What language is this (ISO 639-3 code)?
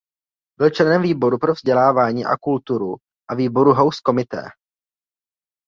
ces